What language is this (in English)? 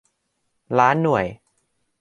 Thai